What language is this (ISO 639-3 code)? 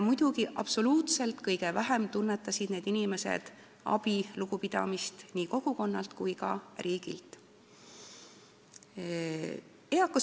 est